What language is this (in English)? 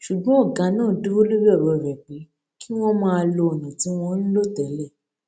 Yoruba